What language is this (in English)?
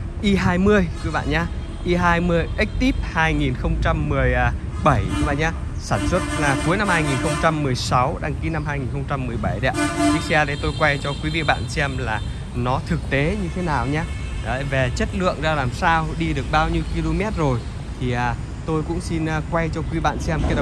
Vietnamese